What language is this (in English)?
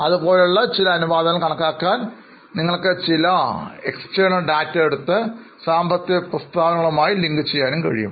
Malayalam